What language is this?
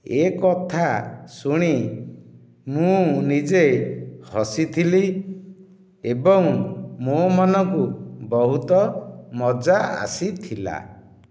Odia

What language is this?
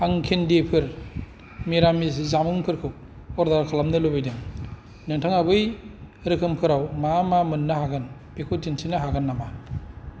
Bodo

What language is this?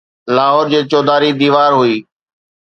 Sindhi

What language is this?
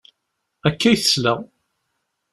Kabyle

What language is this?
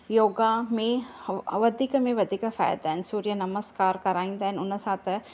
Sindhi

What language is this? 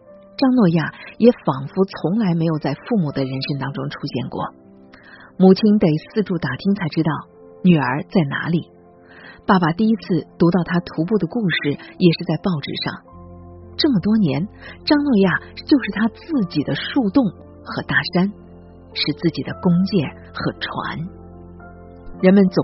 Chinese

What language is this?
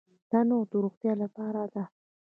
Pashto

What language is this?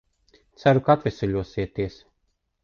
Latvian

